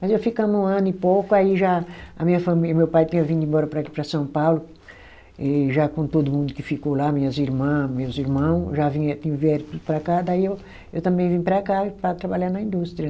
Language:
Portuguese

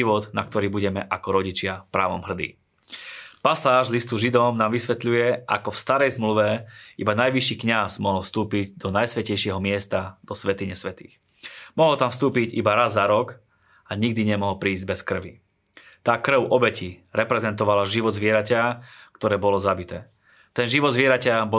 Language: Slovak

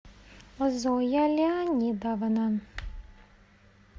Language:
Russian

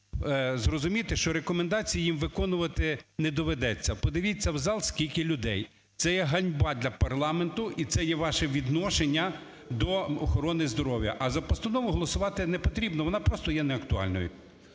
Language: Ukrainian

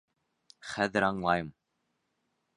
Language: Bashkir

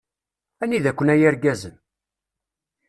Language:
Kabyle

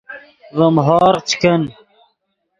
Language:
Yidgha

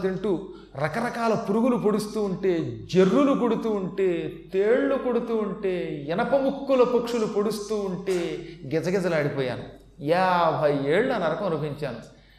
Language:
Telugu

